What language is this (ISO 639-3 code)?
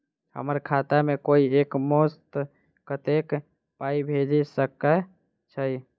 mai